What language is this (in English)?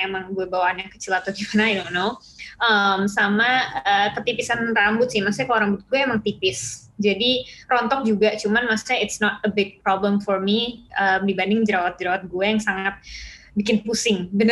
Indonesian